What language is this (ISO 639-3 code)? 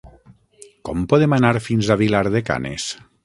cat